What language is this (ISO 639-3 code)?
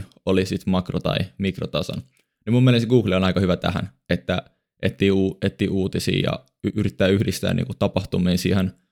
fin